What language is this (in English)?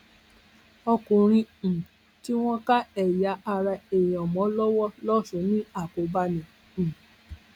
Yoruba